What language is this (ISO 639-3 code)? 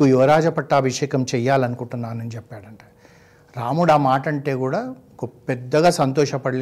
tel